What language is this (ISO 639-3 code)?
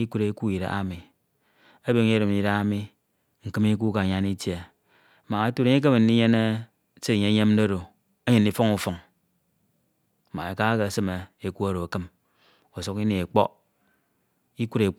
itw